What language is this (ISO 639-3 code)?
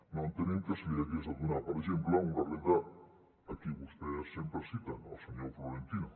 cat